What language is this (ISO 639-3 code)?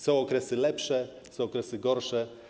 pol